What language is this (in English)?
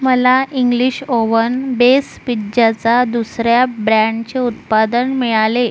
Marathi